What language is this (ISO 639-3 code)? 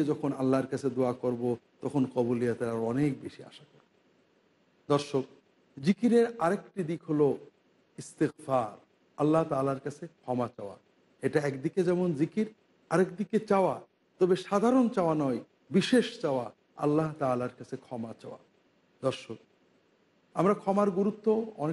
tur